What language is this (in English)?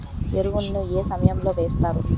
Telugu